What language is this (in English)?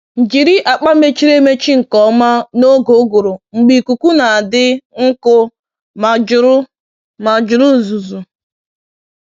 Igbo